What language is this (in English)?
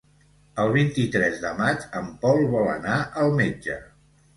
Catalan